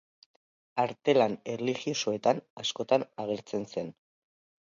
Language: Basque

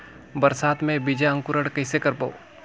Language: Chhattisgarhi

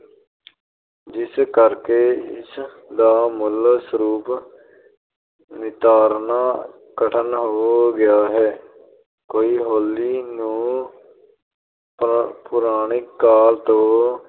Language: Punjabi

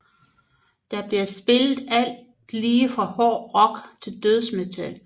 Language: Danish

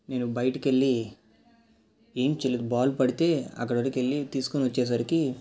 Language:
Telugu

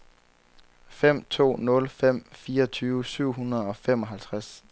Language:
Danish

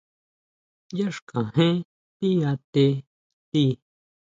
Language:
Huautla Mazatec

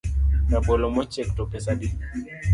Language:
Luo (Kenya and Tanzania)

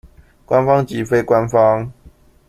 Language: Chinese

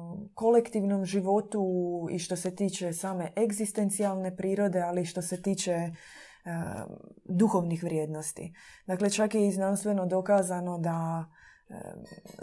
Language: Croatian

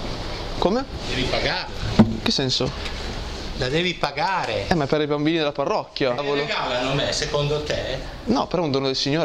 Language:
Italian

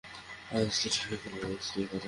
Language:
Bangla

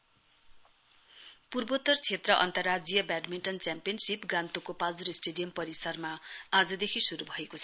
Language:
Nepali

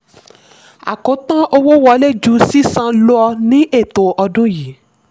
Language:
Yoruba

